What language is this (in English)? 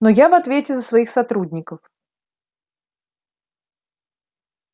Russian